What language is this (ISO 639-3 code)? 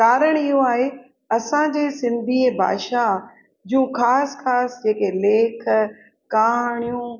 snd